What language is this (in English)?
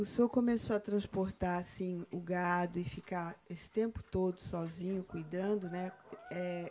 Portuguese